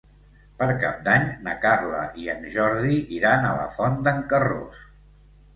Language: Catalan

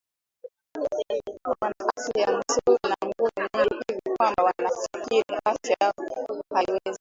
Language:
Swahili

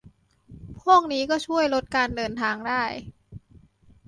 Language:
Thai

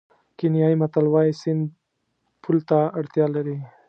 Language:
Pashto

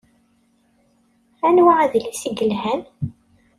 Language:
Kabyle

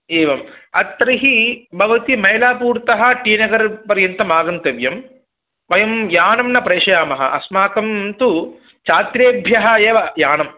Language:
Sanskrit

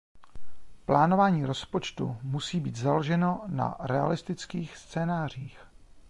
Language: Czech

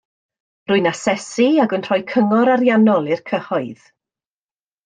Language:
Welsh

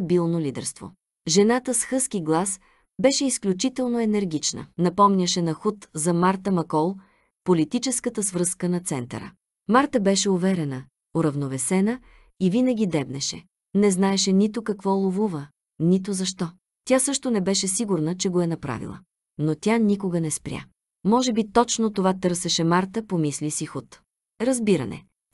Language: Bulgarian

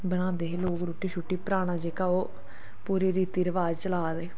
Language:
Dogri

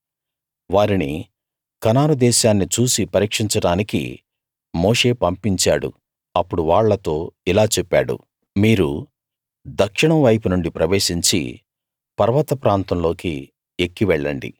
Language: Telugu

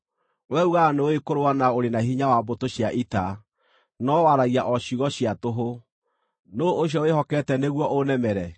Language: Kikuyu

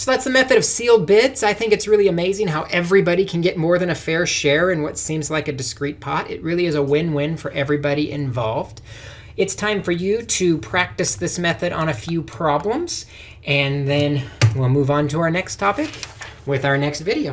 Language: English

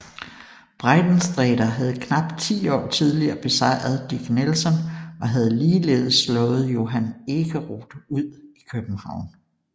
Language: Danish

